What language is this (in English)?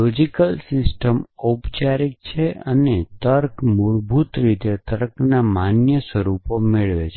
Gujarati